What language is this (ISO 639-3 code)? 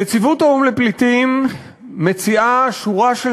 heb